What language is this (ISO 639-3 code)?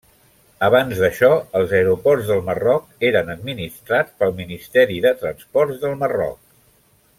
cat